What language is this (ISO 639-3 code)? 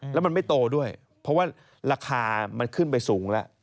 tha